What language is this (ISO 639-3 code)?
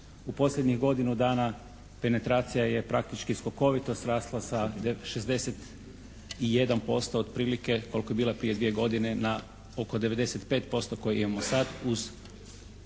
hrv